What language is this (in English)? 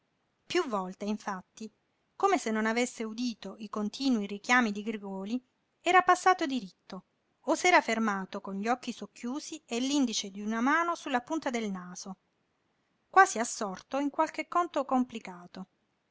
Italian